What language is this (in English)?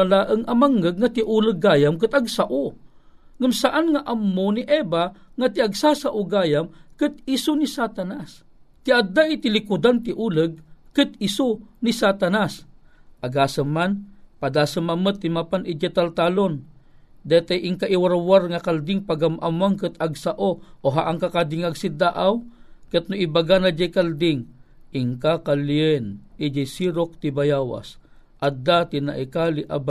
Filipino